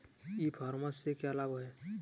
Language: Hindi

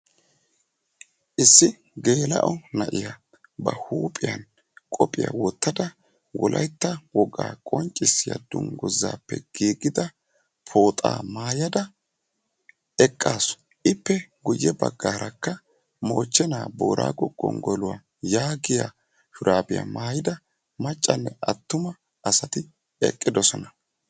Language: Wolaytta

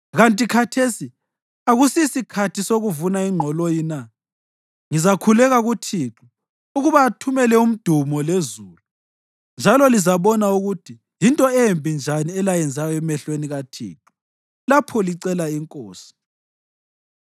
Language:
North Ndebele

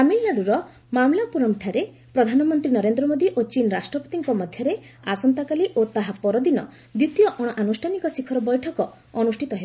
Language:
Odia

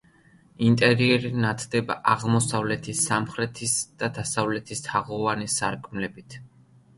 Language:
Georgian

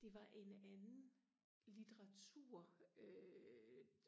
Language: Danish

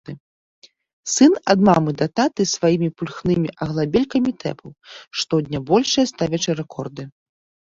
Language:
Belarusian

